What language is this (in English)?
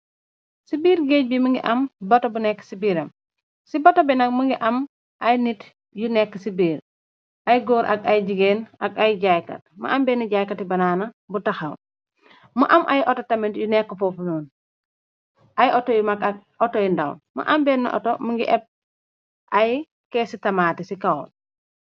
Wolof